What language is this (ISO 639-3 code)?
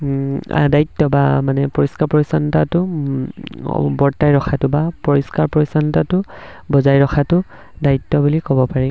asm